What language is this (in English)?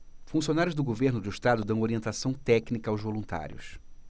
Portuguese